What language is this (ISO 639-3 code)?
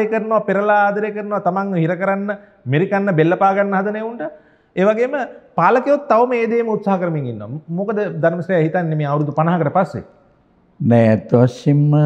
ind